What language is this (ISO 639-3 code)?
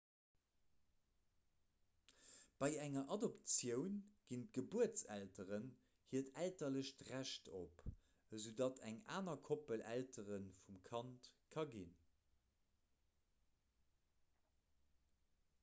ltz